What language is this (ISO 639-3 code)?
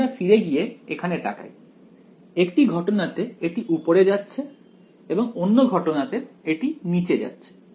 ben